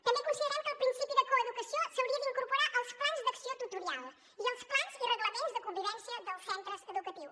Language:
Catalan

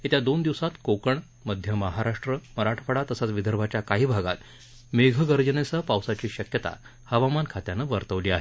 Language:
Marathi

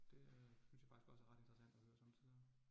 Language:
Danish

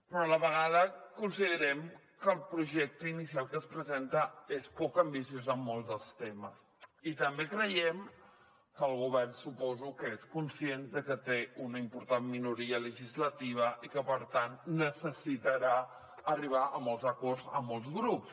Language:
Catalan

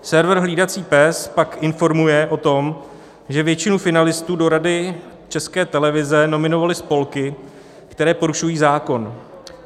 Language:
Czech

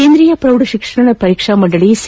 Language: Kannada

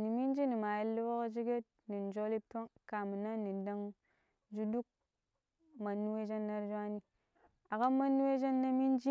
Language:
Pero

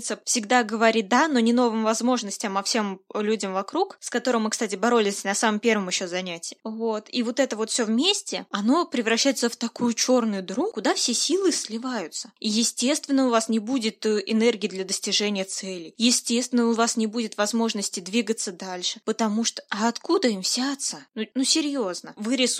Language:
Russian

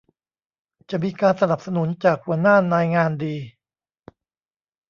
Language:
Thai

